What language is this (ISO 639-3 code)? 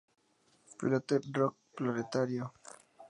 spa